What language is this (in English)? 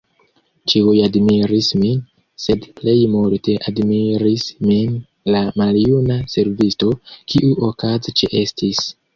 Esperanto